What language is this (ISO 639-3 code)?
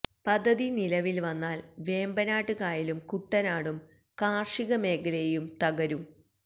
mal